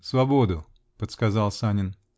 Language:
Russian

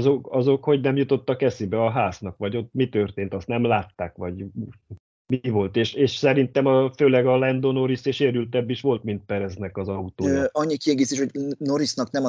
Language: Hungarian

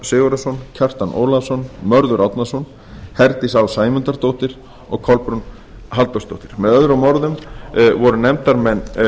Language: Icelandic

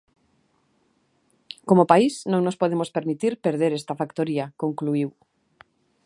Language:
Galician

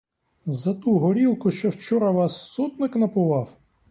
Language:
Ukrainian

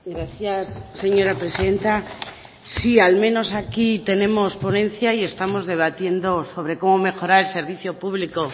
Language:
Spanish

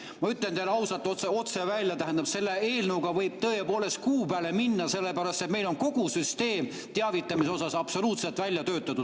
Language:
Estonian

